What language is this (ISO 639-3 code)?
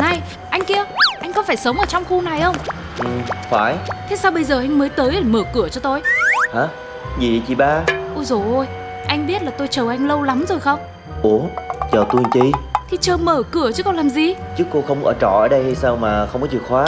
vie